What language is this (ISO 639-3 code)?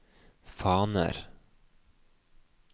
nor